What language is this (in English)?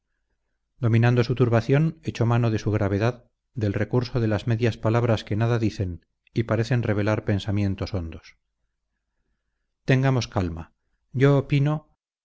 Spanish